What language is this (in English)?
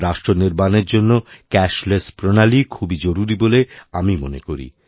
Bangla